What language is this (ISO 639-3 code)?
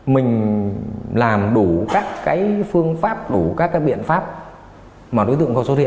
vie